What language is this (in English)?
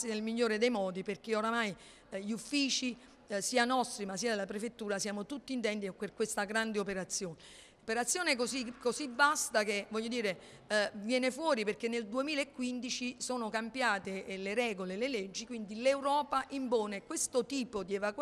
Italian